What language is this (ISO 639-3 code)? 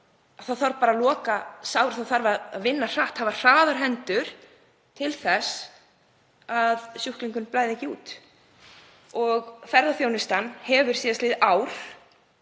isl